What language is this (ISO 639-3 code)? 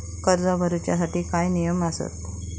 mar